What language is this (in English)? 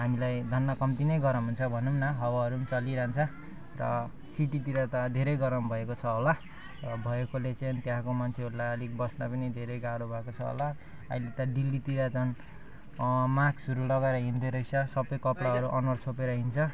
Nepali